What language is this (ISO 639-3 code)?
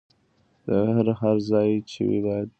pus